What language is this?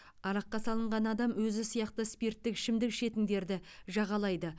Kazakh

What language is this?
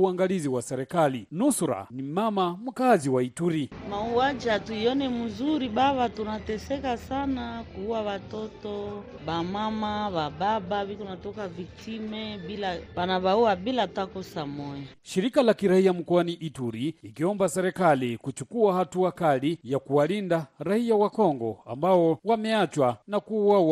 Swahili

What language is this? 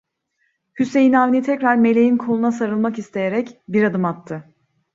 Turkish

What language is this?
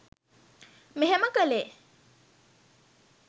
Sinhala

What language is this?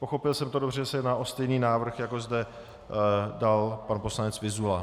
Czech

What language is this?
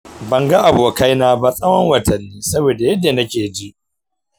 Hausa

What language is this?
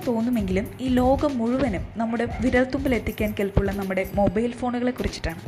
Malayalam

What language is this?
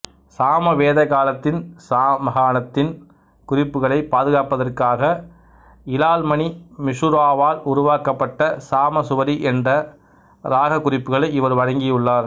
Tamil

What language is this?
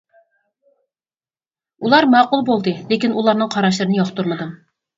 Uyghur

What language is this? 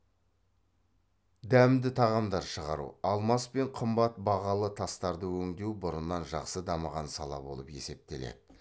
Kazakh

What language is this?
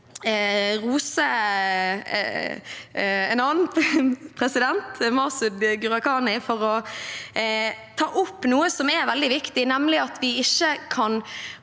Norwegian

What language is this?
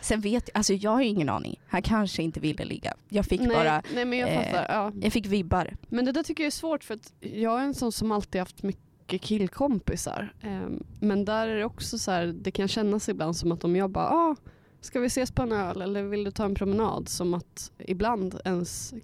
Swedish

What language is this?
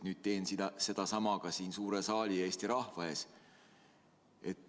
Estonian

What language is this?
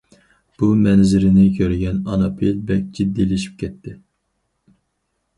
Uyghur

